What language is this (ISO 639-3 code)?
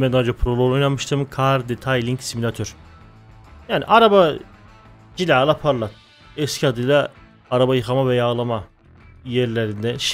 tur